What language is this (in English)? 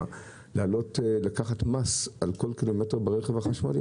Hebrew